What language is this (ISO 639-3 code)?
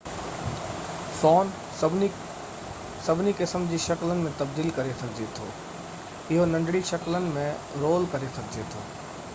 snd